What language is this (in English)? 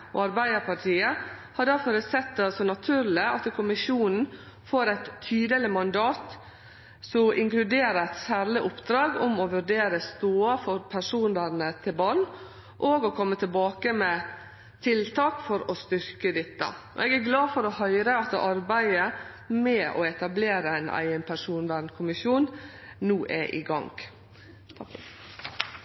Norwegian Nynorsk